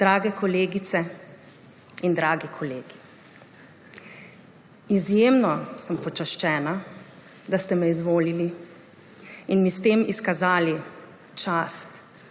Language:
Slovenian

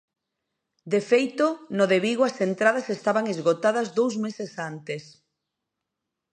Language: Galician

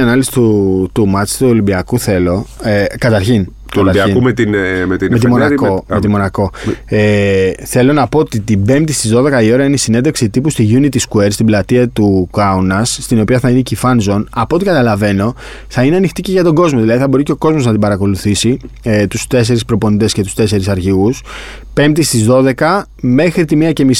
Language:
Greek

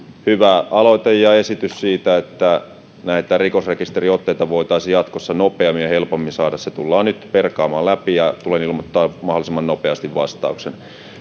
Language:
Finnish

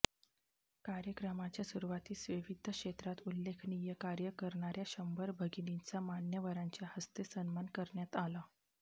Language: Marathi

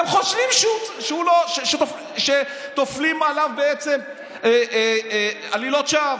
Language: Hebrew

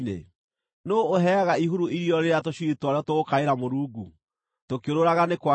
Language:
Kikuyu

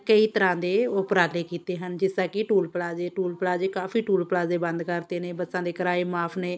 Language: Punjabi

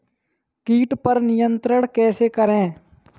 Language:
Hindi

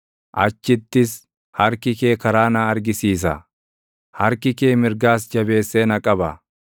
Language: Oromo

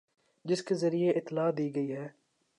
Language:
Urdu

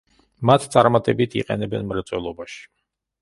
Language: Georgian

